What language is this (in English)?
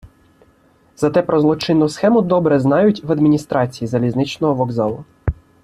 Ukrainian